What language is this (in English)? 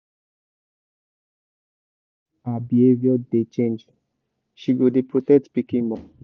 Nigerian Pidgin